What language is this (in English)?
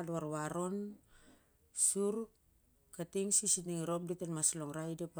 Siar-Lak